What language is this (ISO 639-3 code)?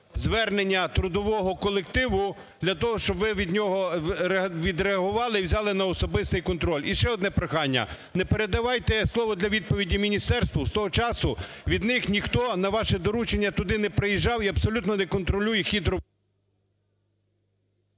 ukr